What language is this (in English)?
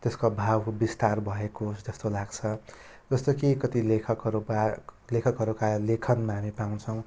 Nepali